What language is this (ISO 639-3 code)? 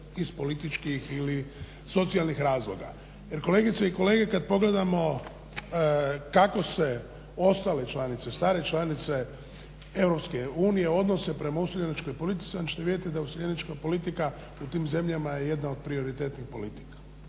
hrv